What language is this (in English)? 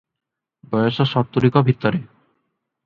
Odia